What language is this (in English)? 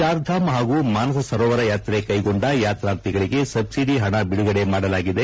Kannada